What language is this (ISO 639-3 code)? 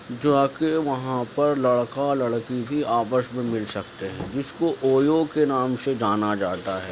urd